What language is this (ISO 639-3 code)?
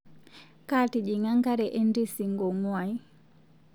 mas